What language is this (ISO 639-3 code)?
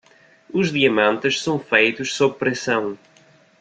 por